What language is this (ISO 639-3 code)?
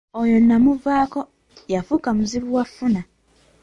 lug